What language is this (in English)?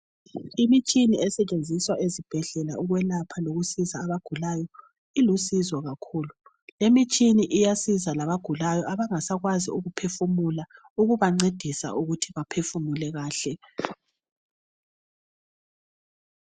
North Ndebele